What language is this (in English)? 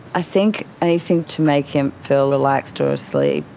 English